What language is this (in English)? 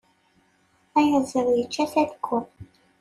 Kabyle